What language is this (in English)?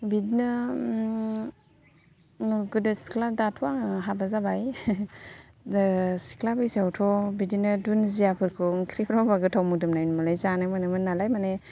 Bodo